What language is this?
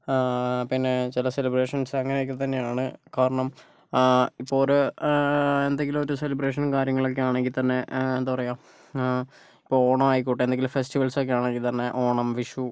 Malayalam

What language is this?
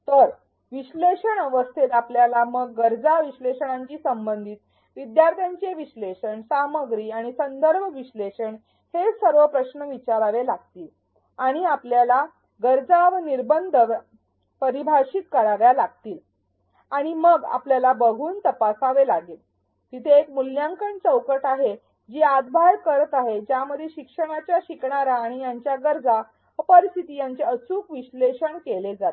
Marathi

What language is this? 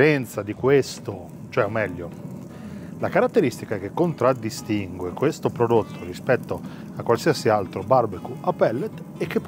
Italian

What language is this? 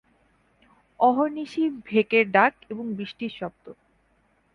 Bangla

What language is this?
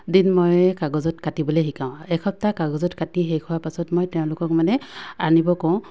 Assamese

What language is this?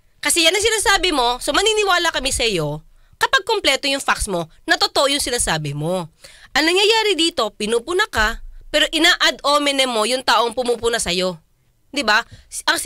Filipino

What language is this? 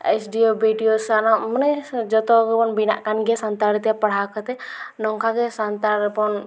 Santali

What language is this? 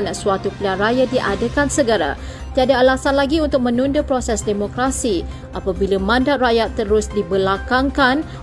Malay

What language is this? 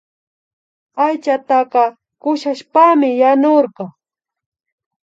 Imbabura Highland Quichua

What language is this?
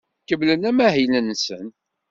Kabyle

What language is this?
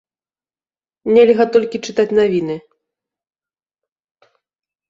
Belarusian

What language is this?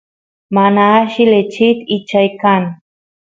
Santiago del Estero Quichua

